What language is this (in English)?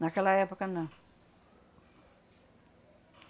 Portuguese